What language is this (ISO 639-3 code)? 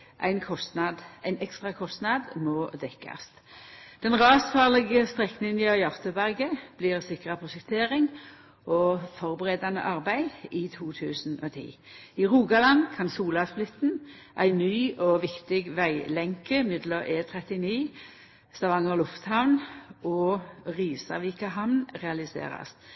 nno